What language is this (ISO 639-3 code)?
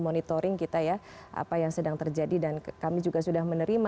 ind